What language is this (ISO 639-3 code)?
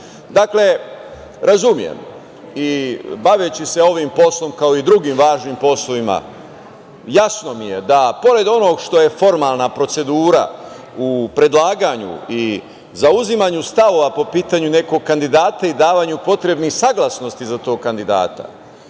srp